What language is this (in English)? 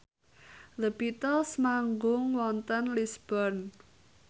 Javanese